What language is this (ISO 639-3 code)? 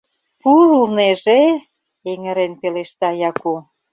chm